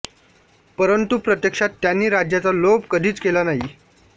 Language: Marathi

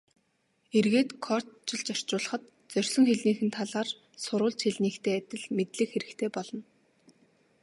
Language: Mongolian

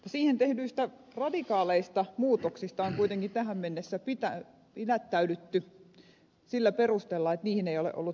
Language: Finnish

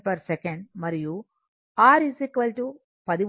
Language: Telugu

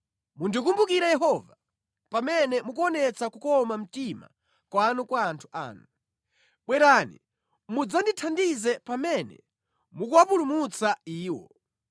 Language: Nyanja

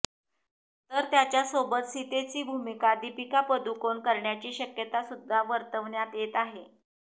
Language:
Marathi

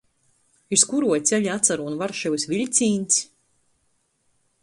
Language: Latgalian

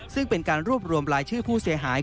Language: Thai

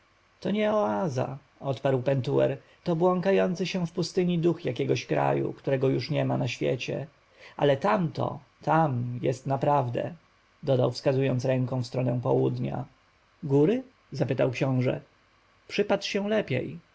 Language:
Polish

